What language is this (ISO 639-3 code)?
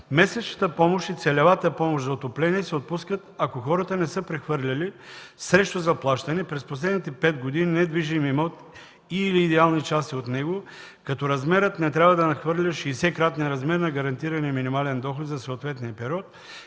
bul